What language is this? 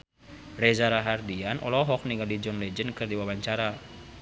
Sundanese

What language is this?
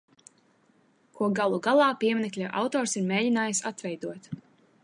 Latvian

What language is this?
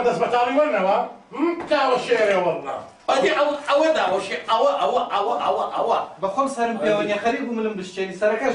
Arabic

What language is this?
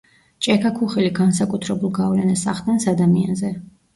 Georgian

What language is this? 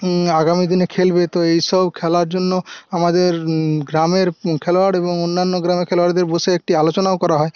Bangla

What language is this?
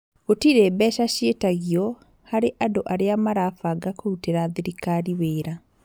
Kikuyu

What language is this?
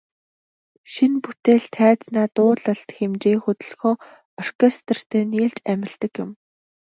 Mongolian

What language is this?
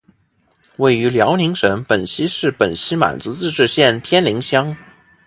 Chinese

